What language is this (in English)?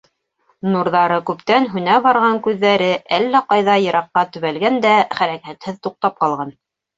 Bashkir